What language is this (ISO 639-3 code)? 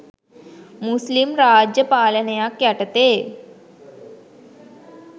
sin